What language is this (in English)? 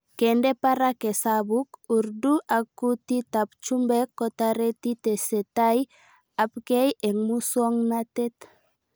Kalenjin